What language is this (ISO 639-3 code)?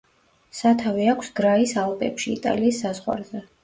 kat